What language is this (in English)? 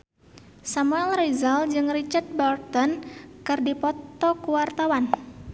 Sundanese